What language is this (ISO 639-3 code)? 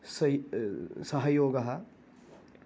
san